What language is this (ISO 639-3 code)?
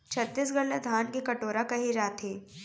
hne